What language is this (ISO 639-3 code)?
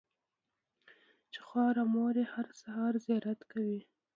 pus